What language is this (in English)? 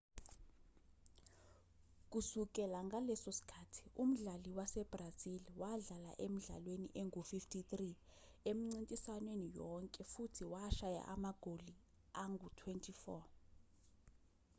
Zulu